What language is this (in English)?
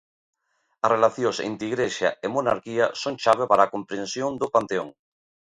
Galician